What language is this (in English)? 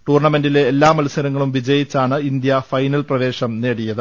Malayalam